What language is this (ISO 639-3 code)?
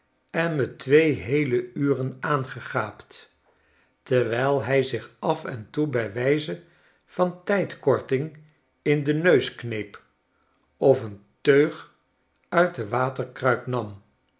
nld